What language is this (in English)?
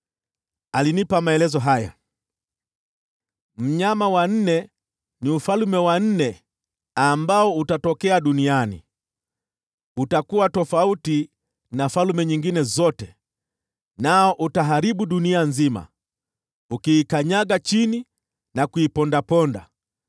Swahili